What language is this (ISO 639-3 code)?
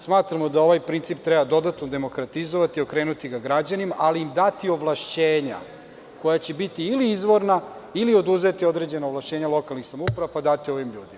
srp